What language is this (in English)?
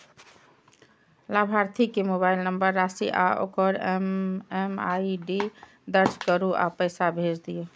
Maithili